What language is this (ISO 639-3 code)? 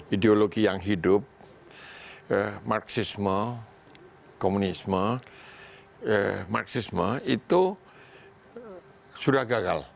ind